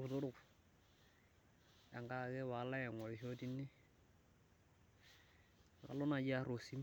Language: Masai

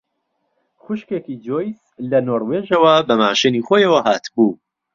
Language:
Central Kurdish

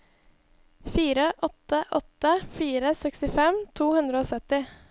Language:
Norwegian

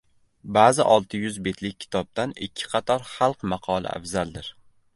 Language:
Uzbek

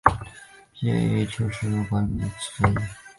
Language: Chinese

